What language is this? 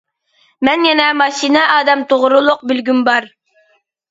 Uyghur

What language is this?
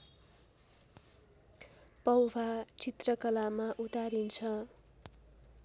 Nepali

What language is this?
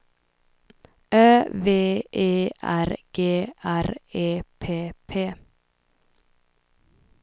Swedish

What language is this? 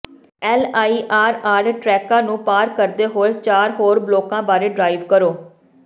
Punjabi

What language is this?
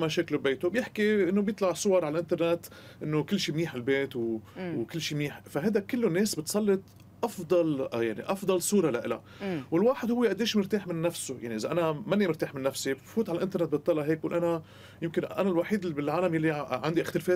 Arabic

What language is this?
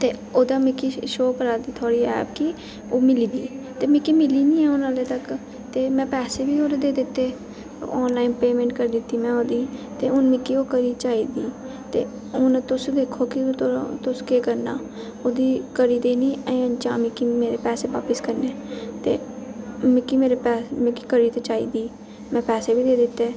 Dogri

